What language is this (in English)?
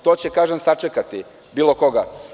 Serbian